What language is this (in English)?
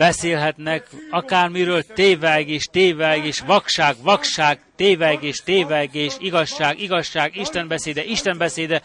Hungarian